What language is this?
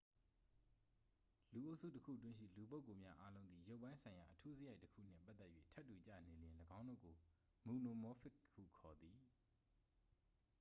Burmese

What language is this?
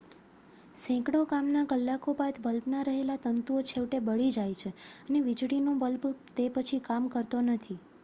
Gujarati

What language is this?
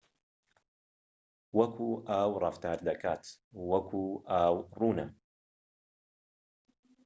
Central Kurdish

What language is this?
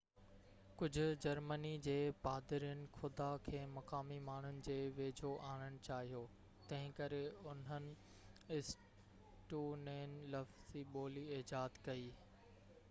Sindhi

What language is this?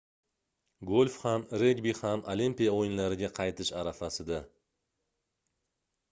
Uzbek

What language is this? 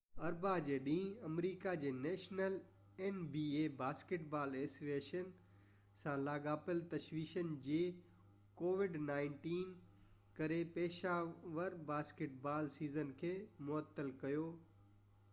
Sindhi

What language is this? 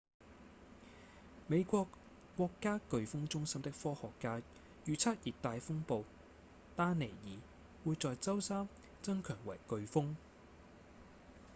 Cantonese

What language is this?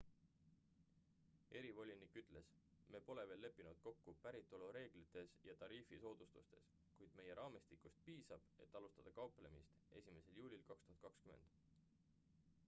Estonian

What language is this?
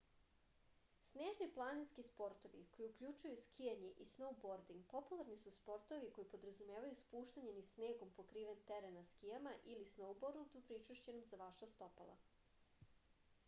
Serbian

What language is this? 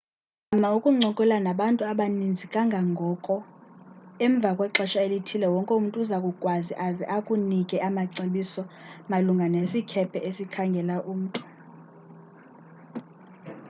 Xhosa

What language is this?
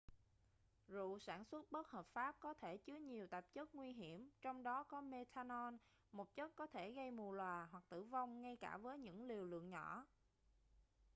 Vietnamese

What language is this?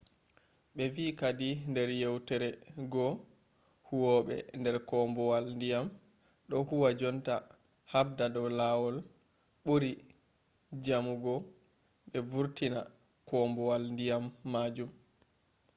Fula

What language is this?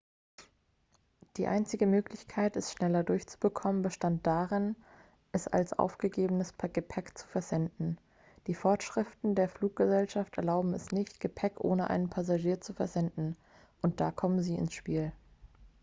German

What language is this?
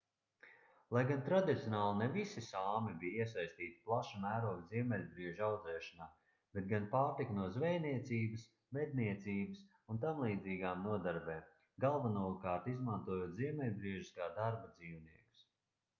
Latvian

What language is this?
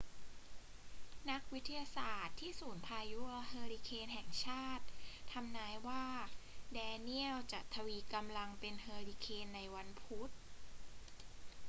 Thai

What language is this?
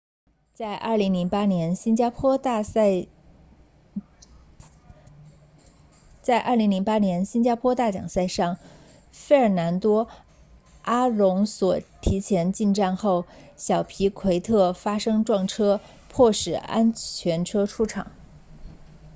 Chinese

